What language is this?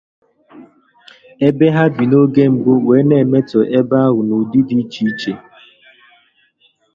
Igbo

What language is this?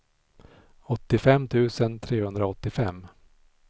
Swedish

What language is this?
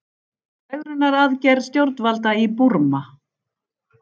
Icelandic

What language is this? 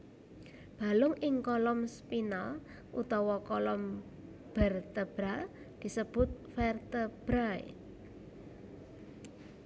Javanese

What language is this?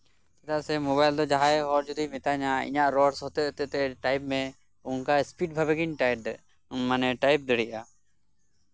Santali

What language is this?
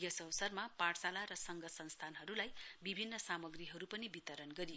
Nepali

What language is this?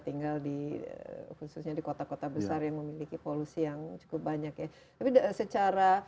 Indonesian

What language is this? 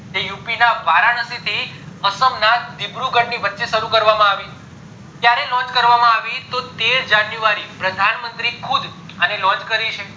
Gujarati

